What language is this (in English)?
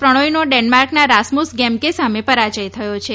Gujarati